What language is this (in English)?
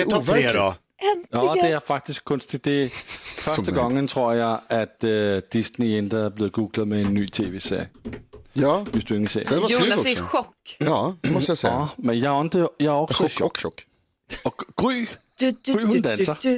Swedish